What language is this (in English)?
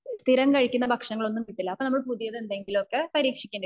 Malayalam